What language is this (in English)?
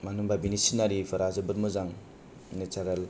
Bodo